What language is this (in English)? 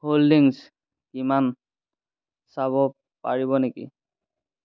Assamese